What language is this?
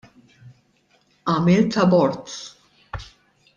Maltese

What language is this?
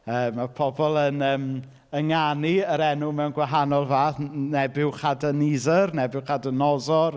Welsh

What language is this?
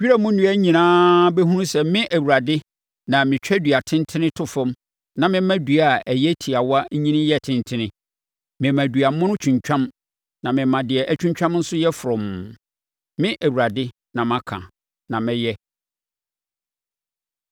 Akan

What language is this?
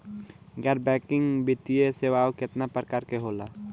Bhojpuri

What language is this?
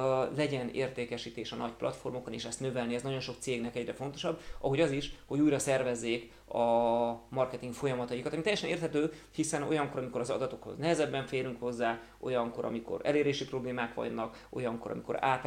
Hungarian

